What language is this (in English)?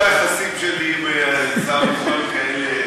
Hebrew